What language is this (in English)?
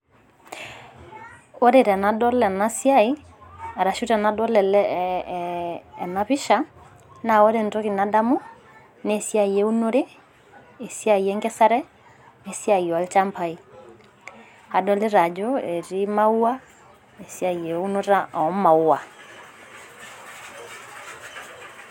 Masai